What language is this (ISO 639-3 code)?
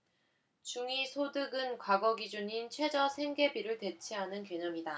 kor